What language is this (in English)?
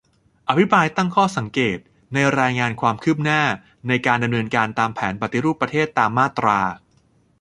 Thai